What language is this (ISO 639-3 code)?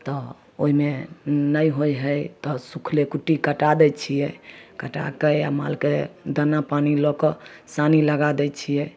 mai